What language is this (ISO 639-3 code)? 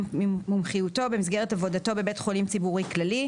heb